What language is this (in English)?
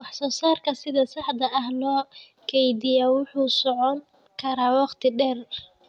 Somali